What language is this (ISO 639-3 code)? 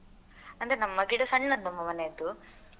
kan